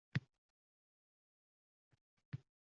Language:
Uzbek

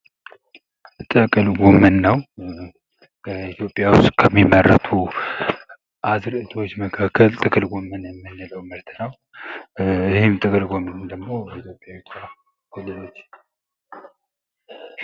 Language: Amharic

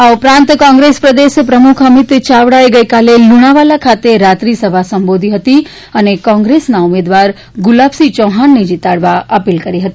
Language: Gujarati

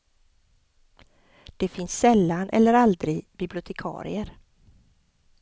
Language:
Swedish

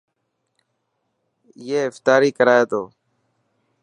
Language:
Dhatki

